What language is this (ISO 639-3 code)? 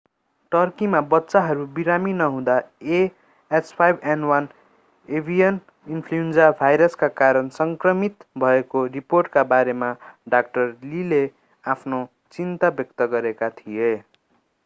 nep